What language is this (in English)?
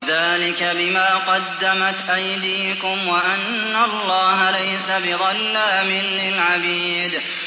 Arabic